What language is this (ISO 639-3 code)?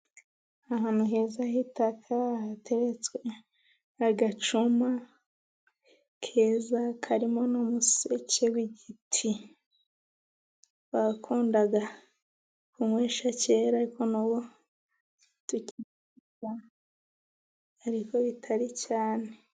kin